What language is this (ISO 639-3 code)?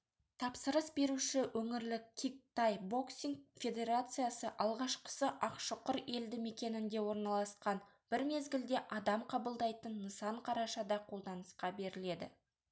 kaz